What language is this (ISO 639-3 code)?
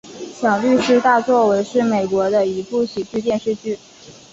zho